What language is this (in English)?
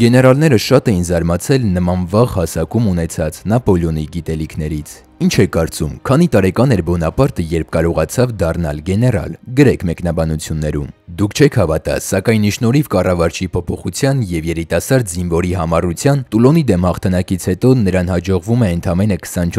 Romanian